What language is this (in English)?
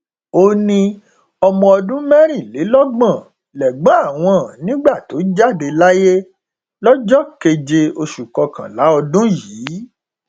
Yoruba